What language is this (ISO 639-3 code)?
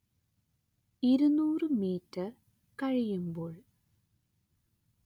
mal